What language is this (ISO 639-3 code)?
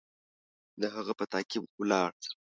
pus